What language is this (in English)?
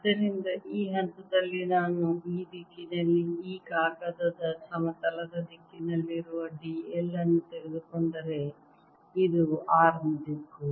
Kannada